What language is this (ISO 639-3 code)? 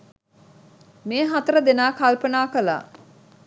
sin